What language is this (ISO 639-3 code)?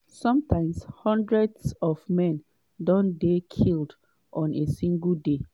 pcm